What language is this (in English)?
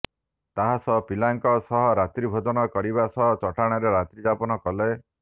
Odia